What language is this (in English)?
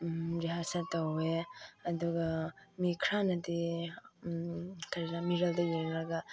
Manipuri